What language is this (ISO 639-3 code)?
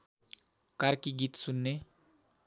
nep